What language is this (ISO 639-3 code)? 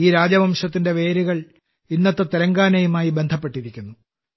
mal